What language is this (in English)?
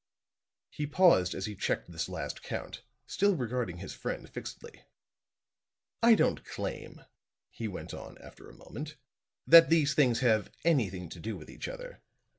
English